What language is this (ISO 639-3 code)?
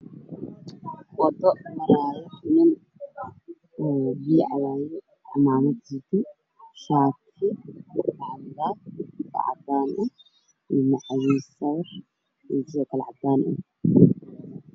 som